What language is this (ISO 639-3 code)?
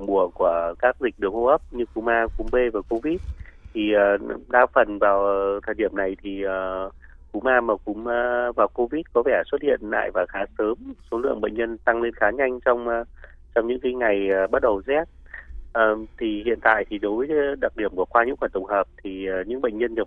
vie